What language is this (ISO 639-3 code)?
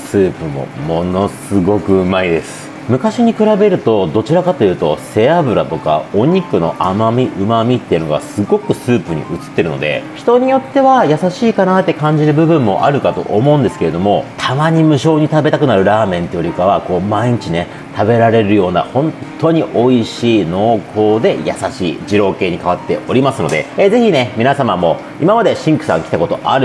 jpn